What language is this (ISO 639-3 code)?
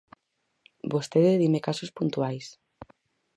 glg